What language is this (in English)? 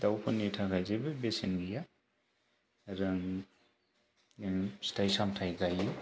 Bodo